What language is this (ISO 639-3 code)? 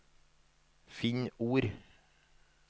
nor